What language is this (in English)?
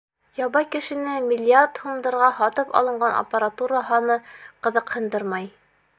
Bashkir